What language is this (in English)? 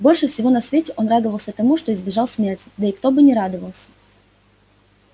Russian